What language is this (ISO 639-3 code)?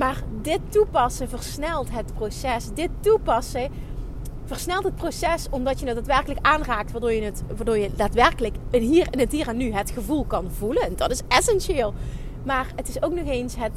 nld